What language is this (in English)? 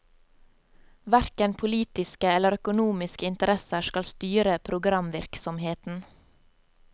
Norwegian